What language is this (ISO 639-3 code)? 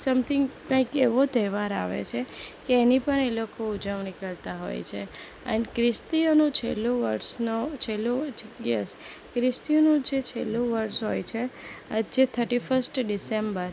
guj